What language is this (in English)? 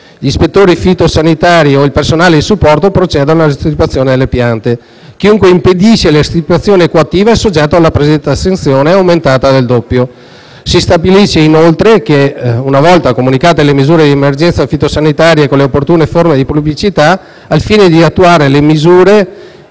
Italian